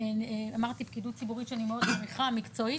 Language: Hebrew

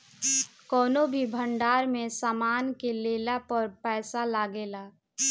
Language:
Bhojpuri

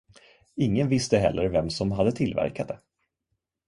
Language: Swedish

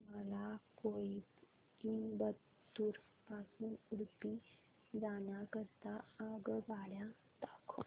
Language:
Marathi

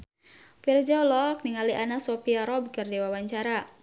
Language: Sundanese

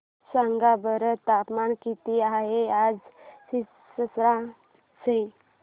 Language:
Marathi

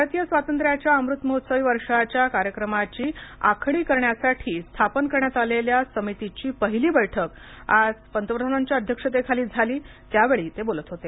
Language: Marathi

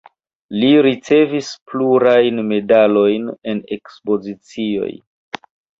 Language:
Esperanto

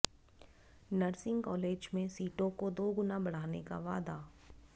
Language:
Hindi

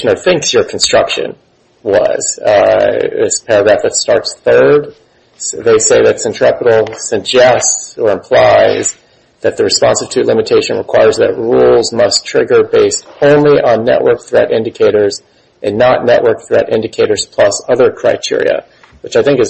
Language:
English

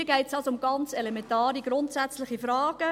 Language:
Swiss German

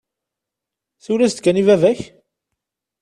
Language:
Kabyle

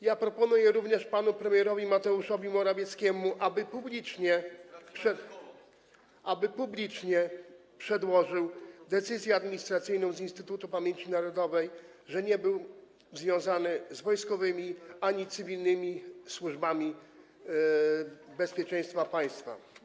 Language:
Polish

